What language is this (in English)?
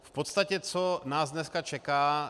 Czech